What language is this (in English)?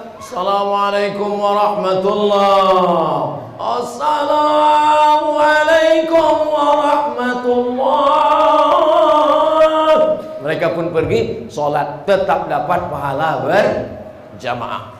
Indonesian